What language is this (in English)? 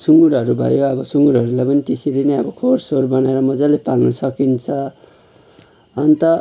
Nepali